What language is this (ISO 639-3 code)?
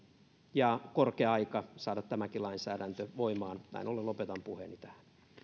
fin